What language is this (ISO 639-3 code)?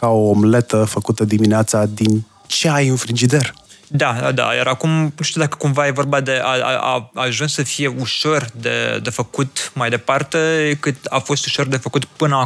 ron